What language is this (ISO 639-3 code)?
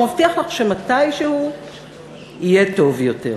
heb